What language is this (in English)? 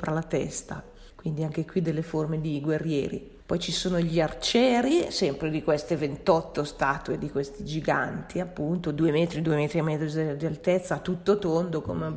Italian